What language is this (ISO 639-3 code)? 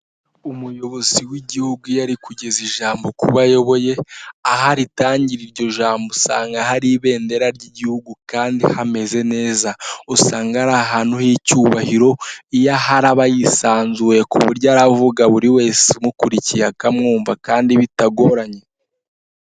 kin